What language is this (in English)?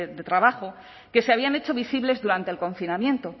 Spanish